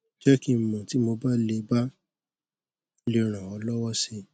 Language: Yoruba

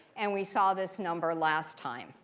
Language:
English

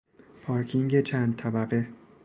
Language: Persian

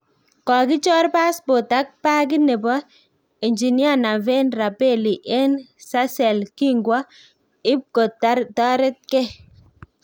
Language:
Kalenjin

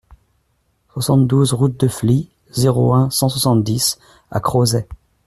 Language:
French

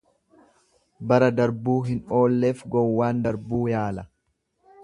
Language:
Oromo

